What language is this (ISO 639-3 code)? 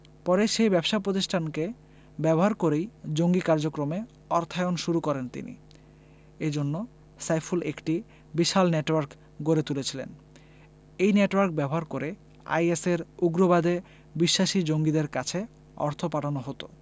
ben